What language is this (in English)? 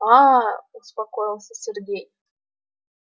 Russian